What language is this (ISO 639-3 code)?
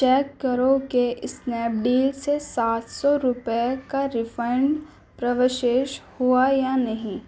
urd